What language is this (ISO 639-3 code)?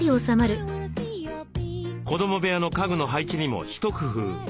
jpn